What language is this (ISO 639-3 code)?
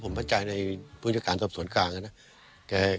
tha